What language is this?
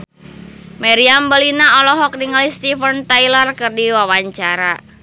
Sundanese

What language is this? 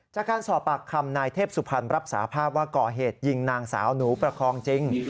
Thai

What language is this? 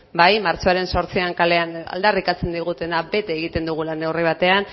Basque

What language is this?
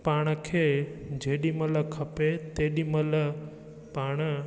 Sindhi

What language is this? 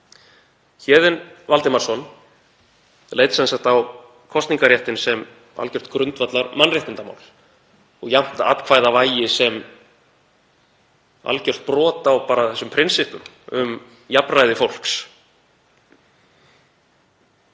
Icelandic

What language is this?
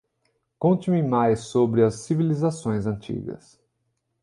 Portuguese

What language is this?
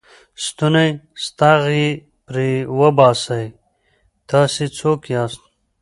Pashto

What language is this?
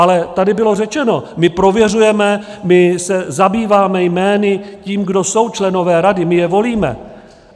Czech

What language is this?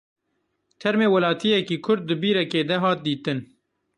Kurdish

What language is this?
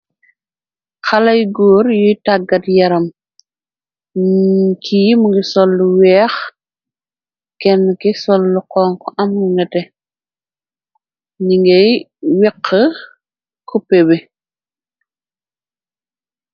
Wolof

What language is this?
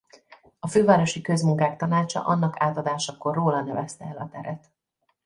Hungarian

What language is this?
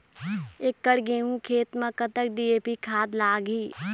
Chhattisgarhi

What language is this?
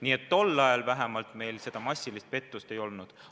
Estonian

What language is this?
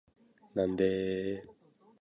Japanese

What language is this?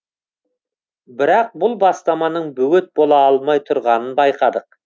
Kazakh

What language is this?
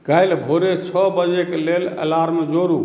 Maithili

